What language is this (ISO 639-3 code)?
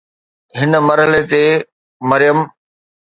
snd